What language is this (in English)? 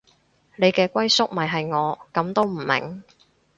Cantonese